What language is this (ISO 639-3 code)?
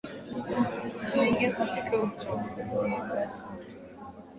swa